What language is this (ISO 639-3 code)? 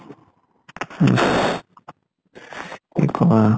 asm